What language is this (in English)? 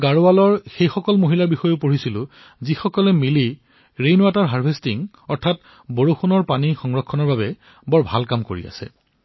Assamese